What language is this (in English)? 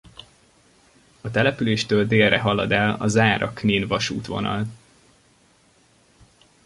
Hungarian